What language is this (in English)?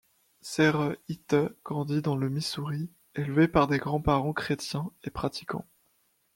French